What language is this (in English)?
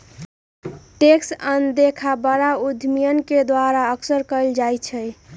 Magahi